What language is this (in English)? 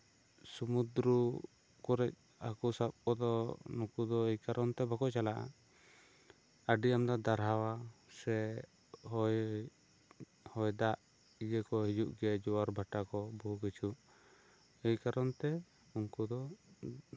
Santali